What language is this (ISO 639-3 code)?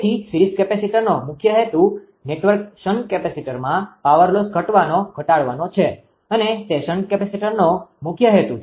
guj